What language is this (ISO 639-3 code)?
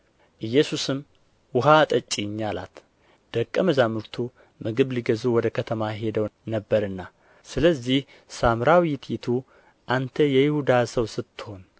amh